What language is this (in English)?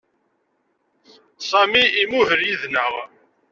Kabyle